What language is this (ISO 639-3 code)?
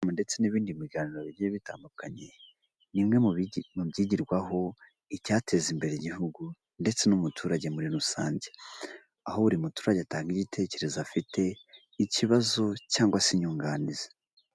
kin